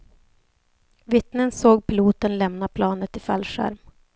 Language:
Swedish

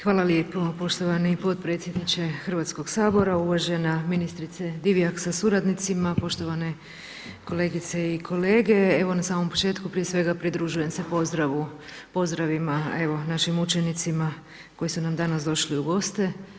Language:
Croatian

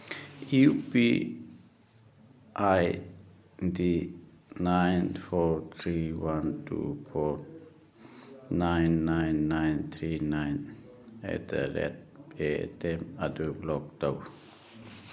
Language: Manipuri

